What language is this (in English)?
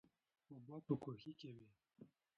Pashto